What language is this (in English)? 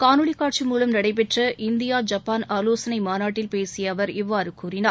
Tamil